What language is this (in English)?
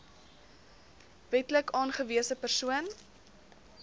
Afrikaans